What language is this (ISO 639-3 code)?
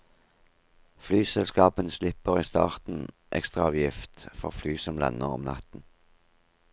nor